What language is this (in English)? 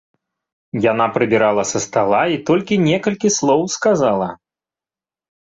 Belarusian